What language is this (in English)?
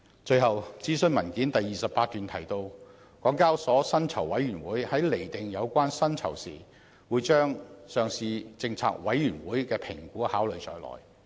Cantonese